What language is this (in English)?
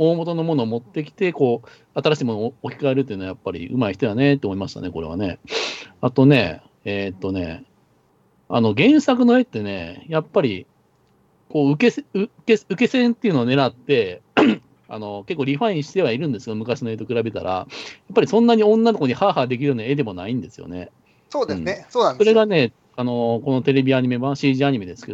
Japanese